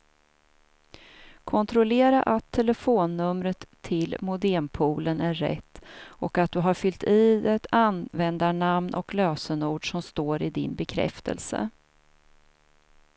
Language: Swedish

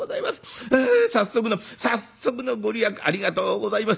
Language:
Japanese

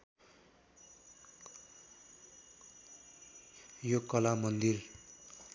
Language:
Nepali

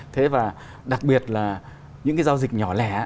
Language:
Vietnamese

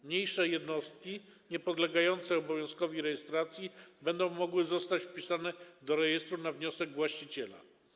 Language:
Polish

